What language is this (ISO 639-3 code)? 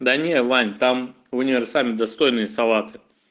rus